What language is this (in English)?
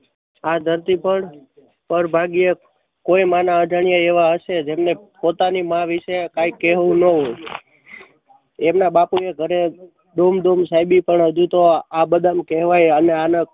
Gujarati